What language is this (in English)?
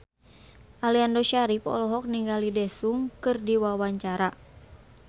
Sundanese